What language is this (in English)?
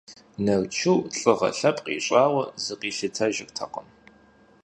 Kabardian